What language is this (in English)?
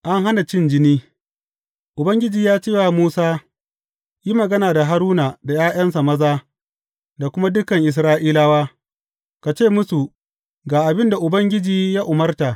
Hausa